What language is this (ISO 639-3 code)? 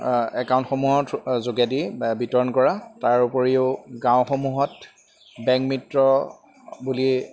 asm